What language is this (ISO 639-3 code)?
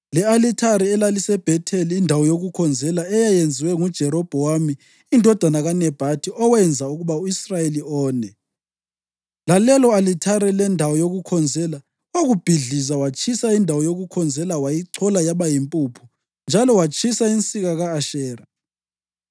nde